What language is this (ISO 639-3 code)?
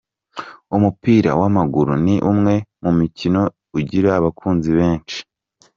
kin